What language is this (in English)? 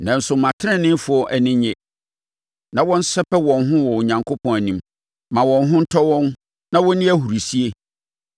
Akan